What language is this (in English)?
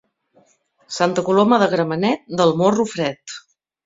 Catalan